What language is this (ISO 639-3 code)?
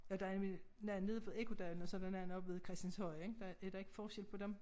dan